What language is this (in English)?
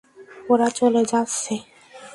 Bangla